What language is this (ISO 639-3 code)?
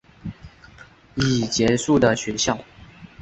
zho